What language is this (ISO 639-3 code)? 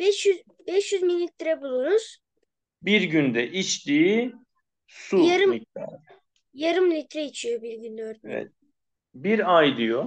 tur